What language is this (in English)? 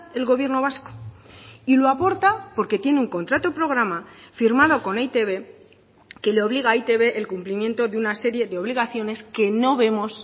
Spanish